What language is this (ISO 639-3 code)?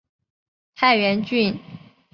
zho